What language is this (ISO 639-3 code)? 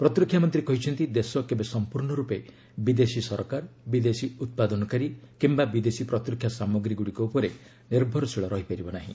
ori